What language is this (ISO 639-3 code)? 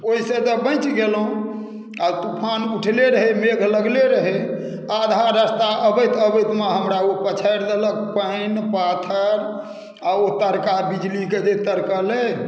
mai